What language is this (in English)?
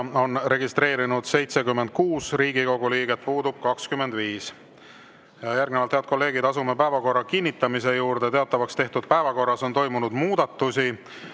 Estonian